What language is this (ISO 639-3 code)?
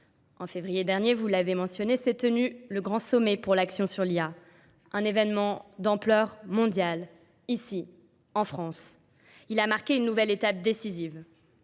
fra